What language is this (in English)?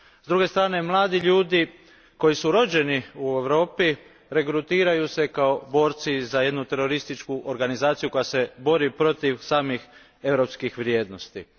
Croatian